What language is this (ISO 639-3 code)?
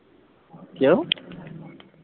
pan